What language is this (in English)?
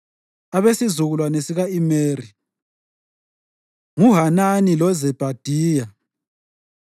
North Ndebele